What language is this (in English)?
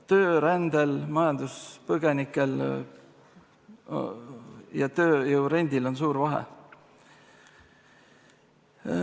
Estonian